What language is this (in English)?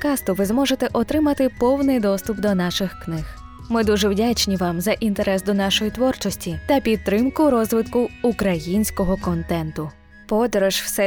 Ukrainian